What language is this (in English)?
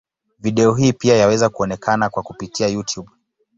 Swahili